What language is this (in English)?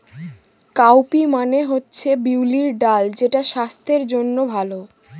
Bangla